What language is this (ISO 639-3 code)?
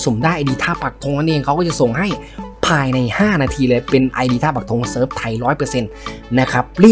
tha